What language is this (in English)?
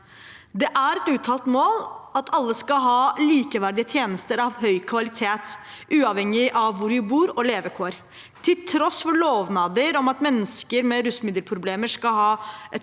Norwegian